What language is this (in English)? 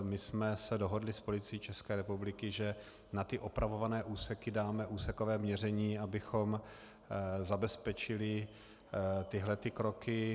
Czech